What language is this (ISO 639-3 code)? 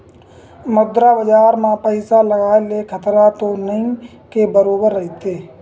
hne